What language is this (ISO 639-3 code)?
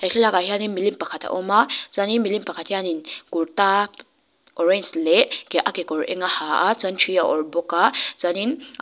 lus